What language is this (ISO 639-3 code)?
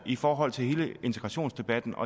dan